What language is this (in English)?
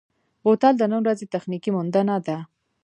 Pashto